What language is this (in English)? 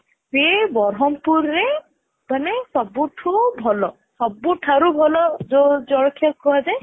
Odia